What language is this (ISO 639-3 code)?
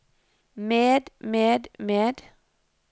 nor